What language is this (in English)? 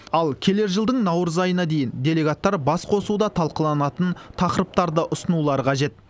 Kazakh